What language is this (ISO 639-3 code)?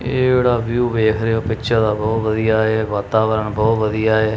pan